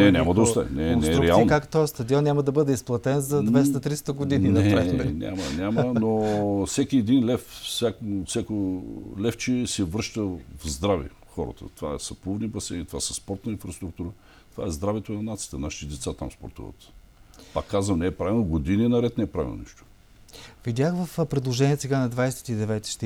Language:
Bulgarian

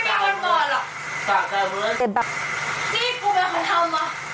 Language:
Thai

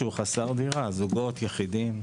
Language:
Hebrew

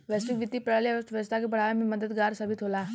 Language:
Bhojpuri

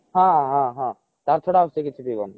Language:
Odia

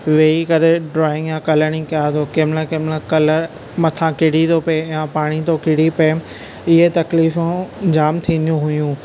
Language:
Sindhi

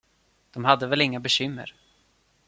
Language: Swedish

